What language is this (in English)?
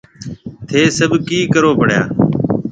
Marwari (Pakistan)